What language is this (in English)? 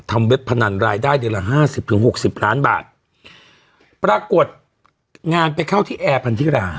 Thai